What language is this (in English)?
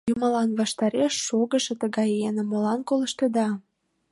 Mari